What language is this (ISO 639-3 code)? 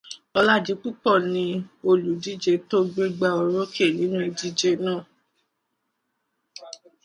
yor